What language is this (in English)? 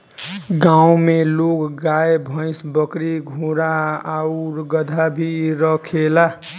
Bhojpuri